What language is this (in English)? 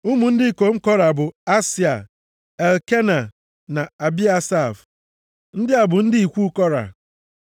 Igbo